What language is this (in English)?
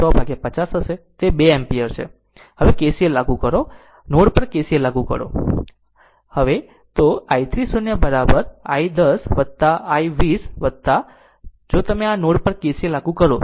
Gujarati